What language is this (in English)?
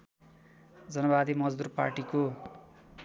Nepali